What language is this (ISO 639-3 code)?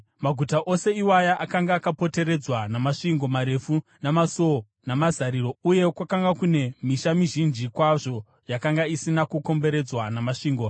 sna